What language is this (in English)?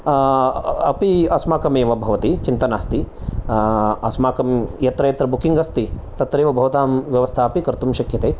Sanskrit